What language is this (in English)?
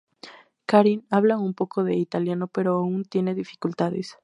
Spanish